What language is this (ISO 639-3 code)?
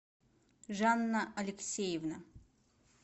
rus